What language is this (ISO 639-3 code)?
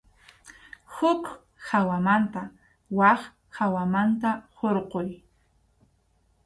qxu